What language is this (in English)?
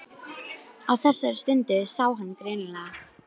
Icelandic